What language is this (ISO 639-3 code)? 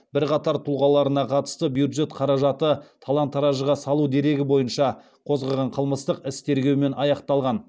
kaz